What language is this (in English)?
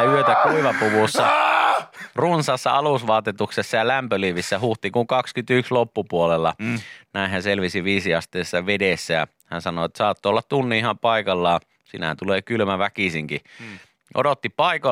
Finnish